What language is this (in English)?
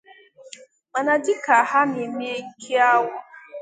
Igbo